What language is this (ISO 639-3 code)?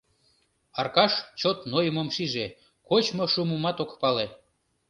chm